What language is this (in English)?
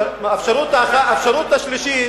Hebrew